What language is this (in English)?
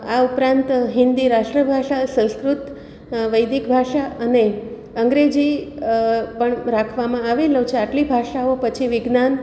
Gujarati